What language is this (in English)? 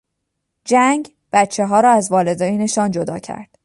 Persian